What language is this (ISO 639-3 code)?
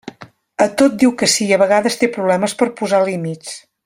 cat